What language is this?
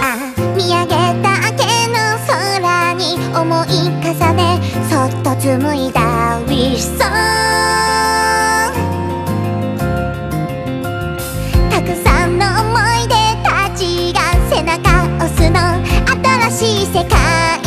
Korean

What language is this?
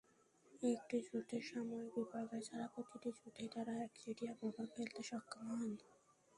Bangla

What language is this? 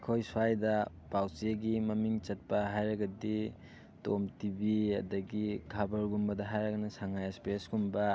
Manipuri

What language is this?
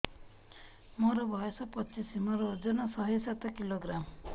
Odia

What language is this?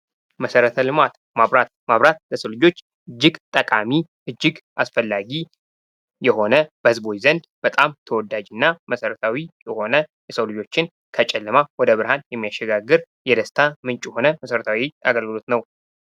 Amharic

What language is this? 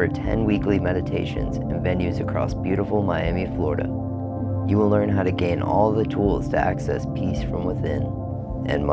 English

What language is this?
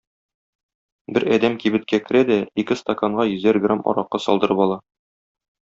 Tatar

